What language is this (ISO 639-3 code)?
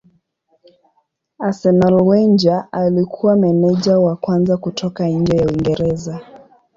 swa